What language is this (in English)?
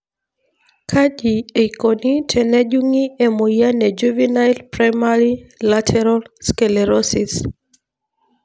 Masai